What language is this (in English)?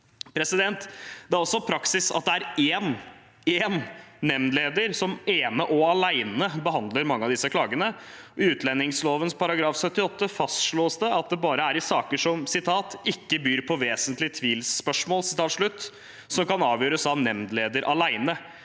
Norwegian